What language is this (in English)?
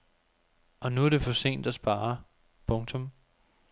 Danish